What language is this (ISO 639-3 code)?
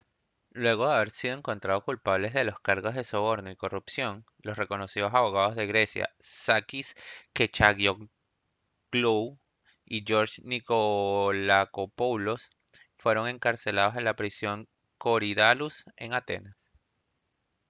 spa